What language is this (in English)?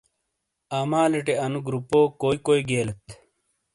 Shina